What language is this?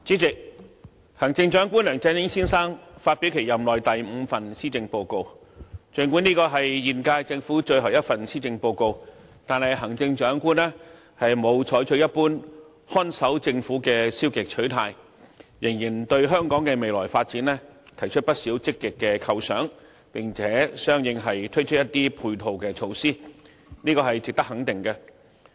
Cantonese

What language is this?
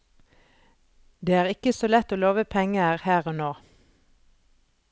Norwegian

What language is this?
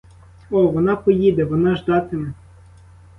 Ukrainian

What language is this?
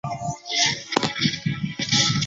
Chinese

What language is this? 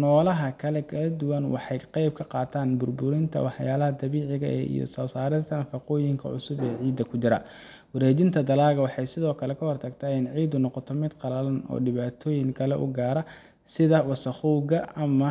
Somali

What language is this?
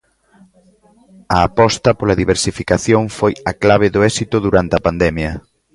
Galician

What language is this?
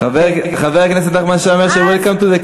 Hebrew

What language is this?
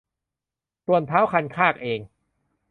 Thai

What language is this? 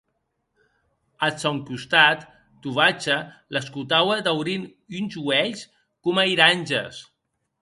Occitan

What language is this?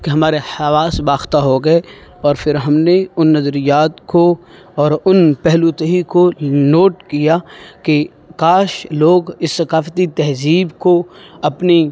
Urdu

